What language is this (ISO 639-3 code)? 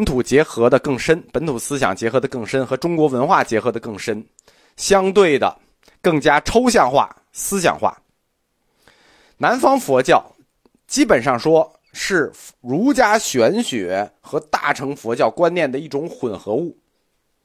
zho